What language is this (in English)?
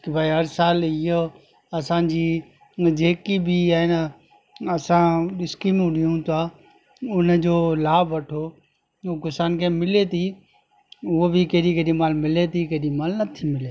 Sindhi